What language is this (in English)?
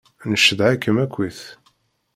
Kabyle